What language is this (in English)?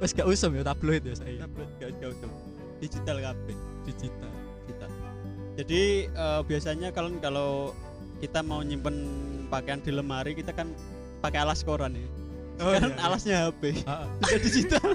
Indonesian